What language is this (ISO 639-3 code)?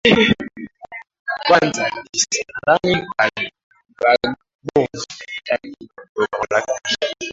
swa